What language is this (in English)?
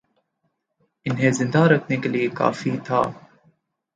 Urdu